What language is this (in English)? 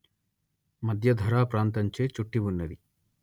Telugu